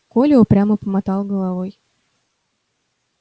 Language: Russian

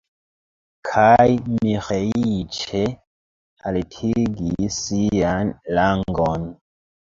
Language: Esperanto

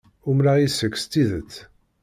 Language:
Kabyle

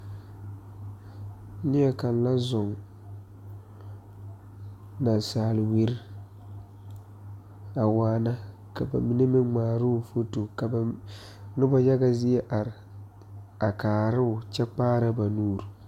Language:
Southern Dagaare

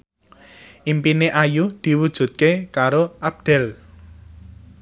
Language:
Javanese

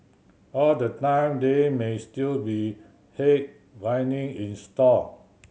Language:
English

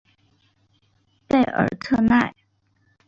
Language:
Chinese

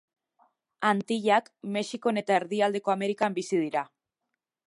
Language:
Basque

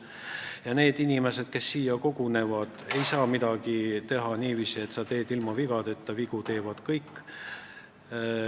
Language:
Estonian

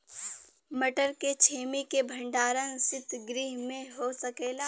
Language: Bhojpuri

